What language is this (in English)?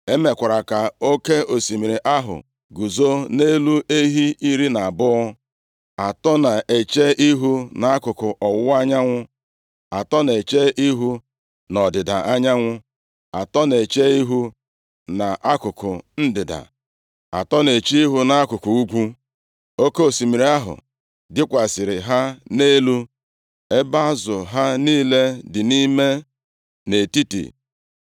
Igbo